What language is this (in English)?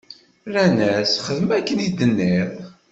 Kabyle